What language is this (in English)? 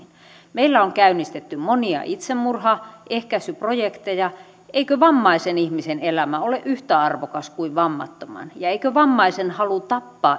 Finnish